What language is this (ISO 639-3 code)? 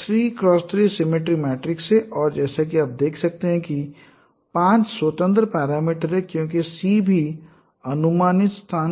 hin